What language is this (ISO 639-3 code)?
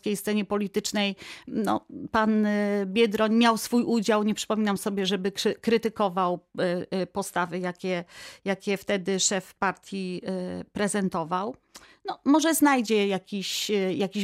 pol